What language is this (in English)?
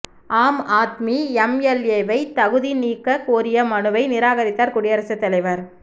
Tamil